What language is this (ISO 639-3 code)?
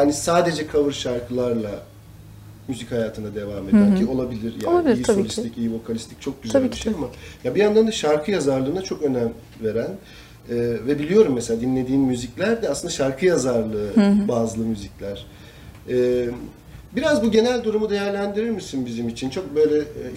tur